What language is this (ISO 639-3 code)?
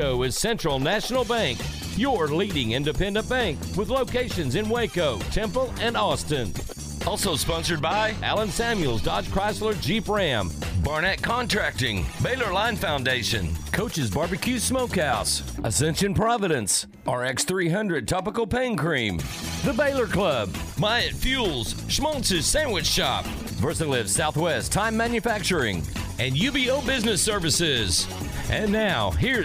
eng